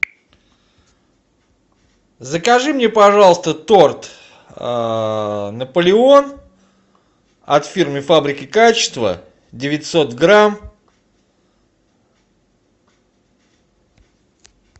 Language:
Russian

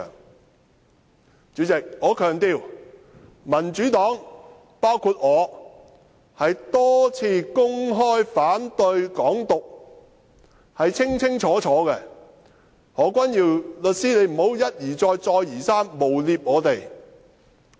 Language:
Cantonese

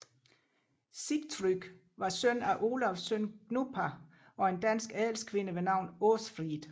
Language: Danish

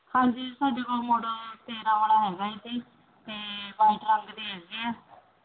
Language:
Punjabi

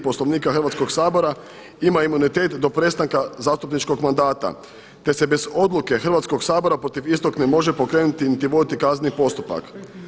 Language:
Croatian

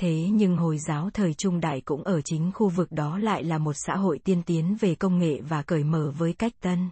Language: Vietnamese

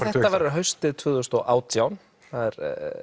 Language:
Icelandic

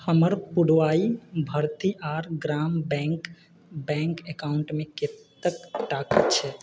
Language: Maithili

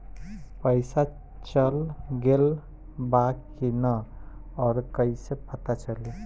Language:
Bhojpuri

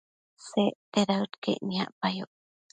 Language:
Matsés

